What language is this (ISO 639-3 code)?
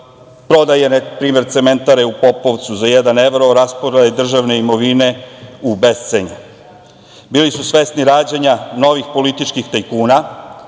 srp